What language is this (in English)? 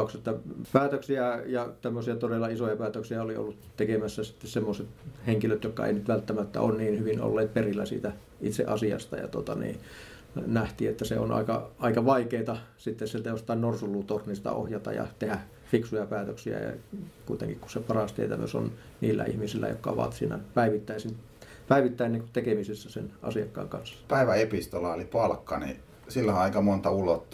Finnish